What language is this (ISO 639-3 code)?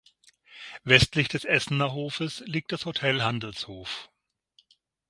deu